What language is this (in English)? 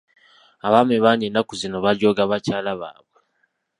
Ganda